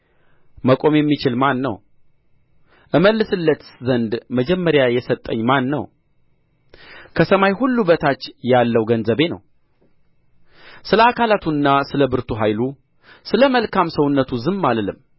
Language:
Amharic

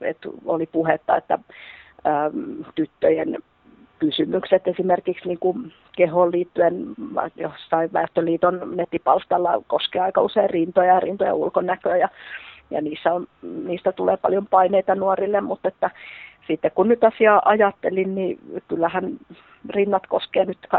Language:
Finnish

